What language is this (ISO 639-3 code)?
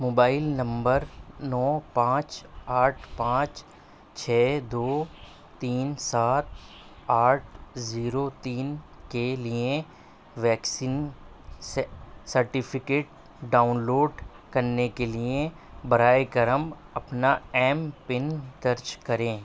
urd